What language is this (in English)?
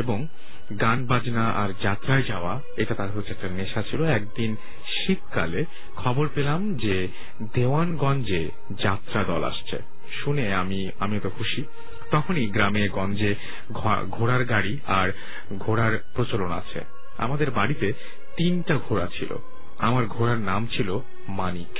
Bangla